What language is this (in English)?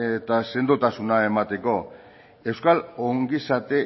Basque